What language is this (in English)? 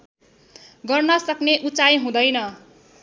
Nepali